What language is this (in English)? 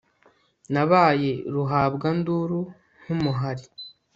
Kinyarwanda